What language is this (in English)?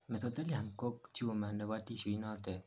Kalenjin